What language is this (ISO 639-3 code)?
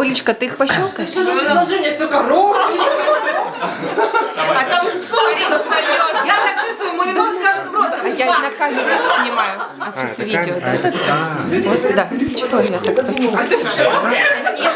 rus